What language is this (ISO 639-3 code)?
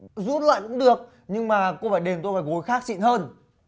vie